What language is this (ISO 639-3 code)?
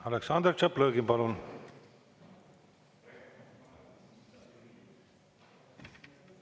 est